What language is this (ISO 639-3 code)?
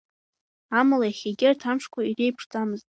abk